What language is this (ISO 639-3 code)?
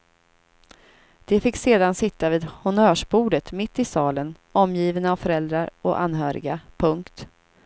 swe